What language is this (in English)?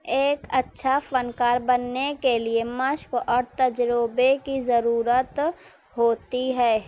Urdu